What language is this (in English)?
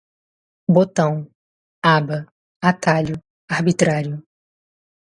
Portuguese